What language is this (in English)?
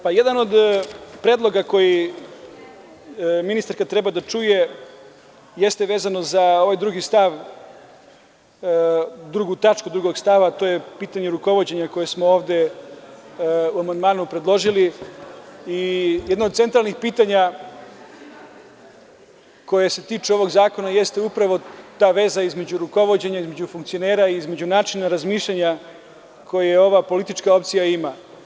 Serbian